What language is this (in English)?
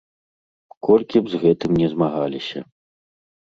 Belarusian